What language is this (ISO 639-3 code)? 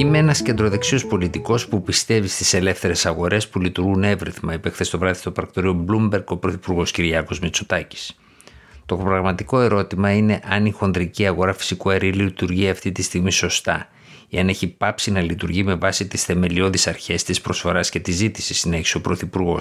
ell